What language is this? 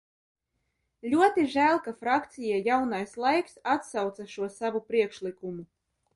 Latvian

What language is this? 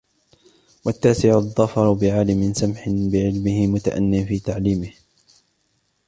Arabic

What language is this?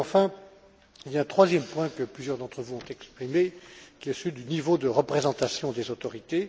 French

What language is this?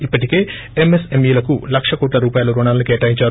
Telugu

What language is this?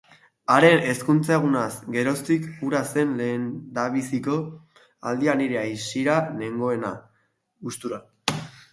Basque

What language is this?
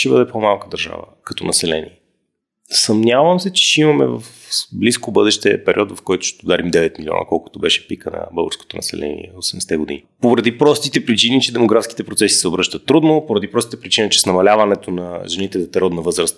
Bulgarian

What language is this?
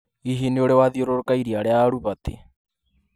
Kikuyu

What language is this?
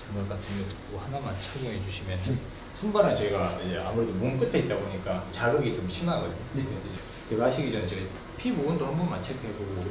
Korean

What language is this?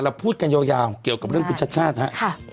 Thai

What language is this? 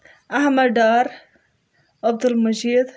Kashmiri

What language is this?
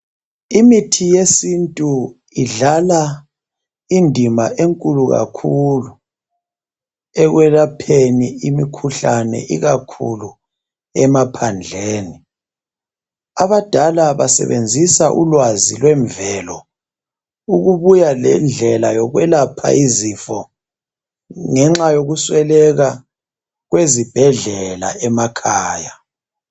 North Ndebele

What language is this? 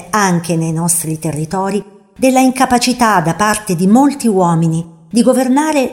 Italian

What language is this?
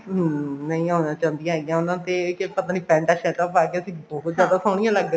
Punjabi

